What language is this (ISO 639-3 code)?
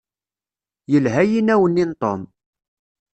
kab